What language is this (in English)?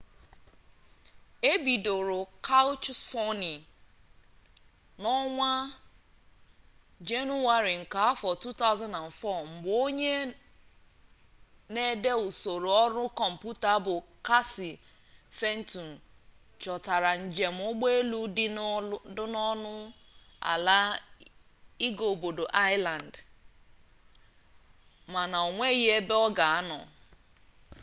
Igbo